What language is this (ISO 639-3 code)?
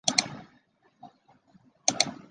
zho